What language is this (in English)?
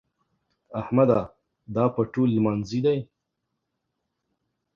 Pashto